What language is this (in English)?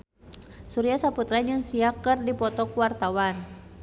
Sundanese